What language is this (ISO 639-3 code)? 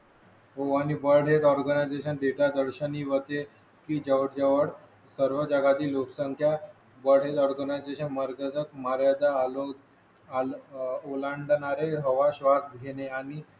mar